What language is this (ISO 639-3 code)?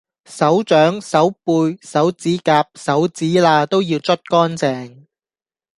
yue